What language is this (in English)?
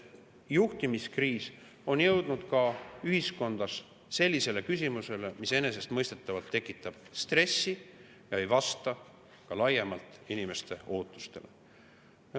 Estonian